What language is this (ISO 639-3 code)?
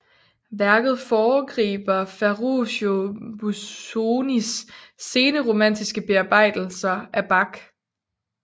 dan